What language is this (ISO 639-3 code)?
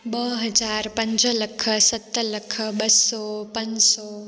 snd